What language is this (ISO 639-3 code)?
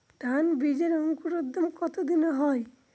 ben